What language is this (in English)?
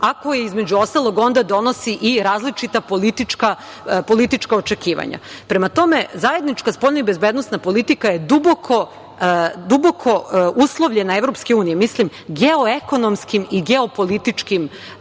Serbian